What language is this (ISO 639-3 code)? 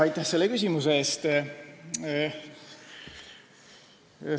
est